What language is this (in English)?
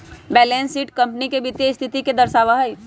Magahi